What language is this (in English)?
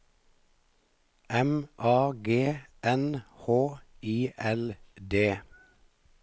Norwegian